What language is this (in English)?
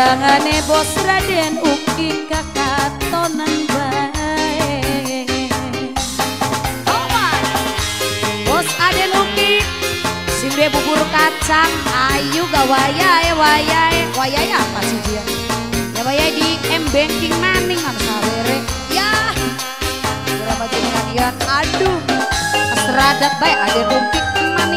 Indonesian